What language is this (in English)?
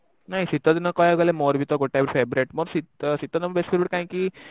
Odia